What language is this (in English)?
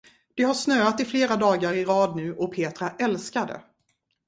Swedish